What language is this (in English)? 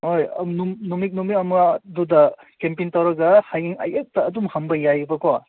Manipuri